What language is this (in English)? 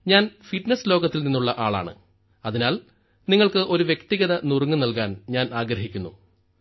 Malayalam